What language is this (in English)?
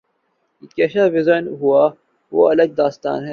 Urdu